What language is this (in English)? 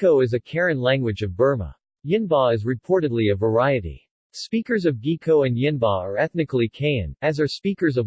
English